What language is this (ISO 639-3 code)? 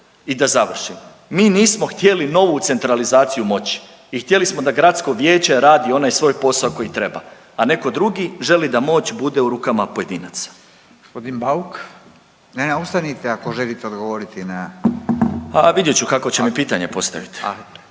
hrv